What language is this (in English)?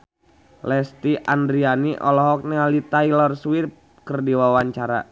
Sundanese